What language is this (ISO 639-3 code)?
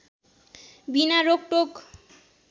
nep